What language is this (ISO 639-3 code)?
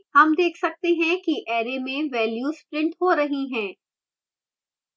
hin